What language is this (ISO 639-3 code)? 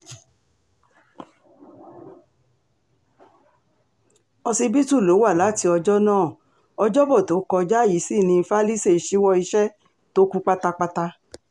yor